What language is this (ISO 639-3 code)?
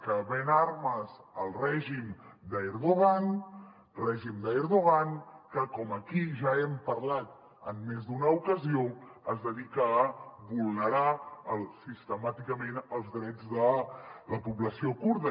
cat